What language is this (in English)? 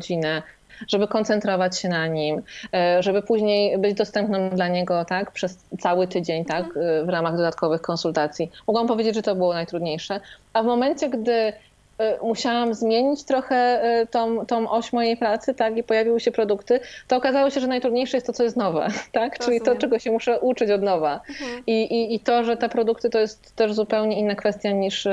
Polish